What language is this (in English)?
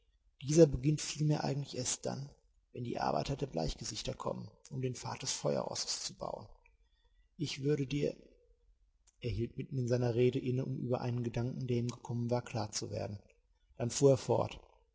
German